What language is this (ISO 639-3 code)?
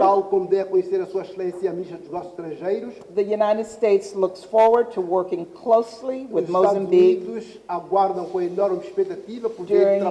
por